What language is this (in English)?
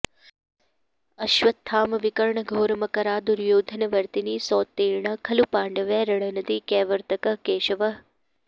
Sanskrit